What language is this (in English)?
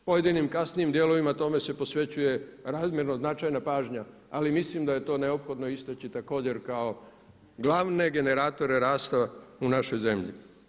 Croatian